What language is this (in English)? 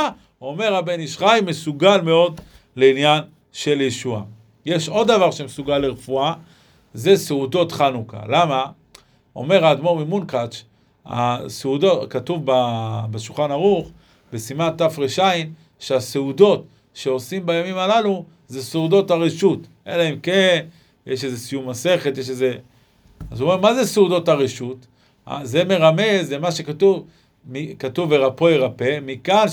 Hebrew